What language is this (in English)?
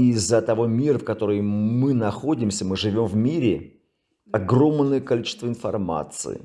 Russian